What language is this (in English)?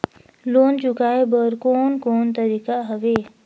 Chhattisgarhi